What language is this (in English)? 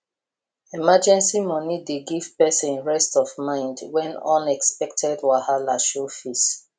Nigerian Pidgin